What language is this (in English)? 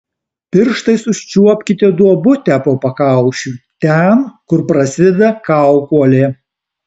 Lithuanian